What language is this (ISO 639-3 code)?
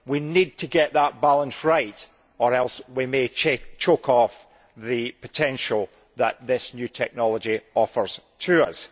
eng